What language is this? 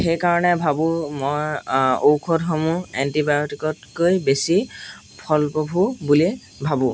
Assamese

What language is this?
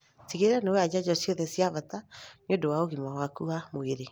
Kikuyu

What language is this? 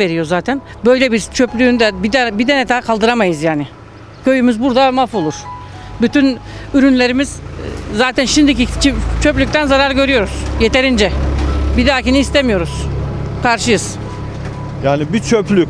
Turkish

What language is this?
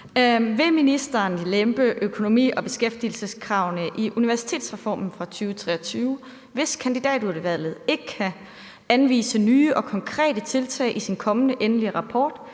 Danish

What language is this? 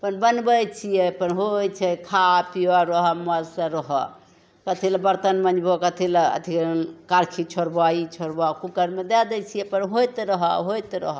Maithili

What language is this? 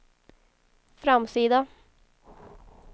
Swedish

